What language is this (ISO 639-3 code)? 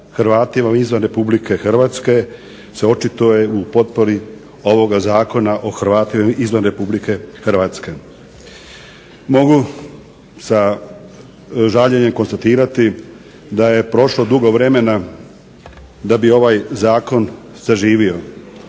hrv